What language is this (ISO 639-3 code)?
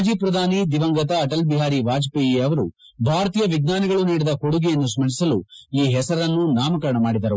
kan